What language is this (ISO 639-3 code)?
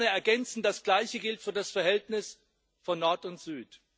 deu